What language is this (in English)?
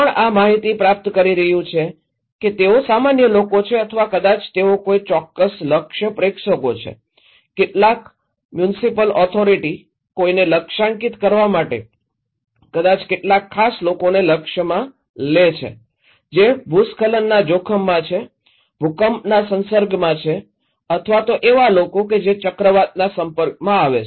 Gujarati